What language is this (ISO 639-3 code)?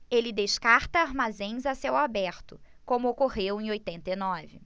por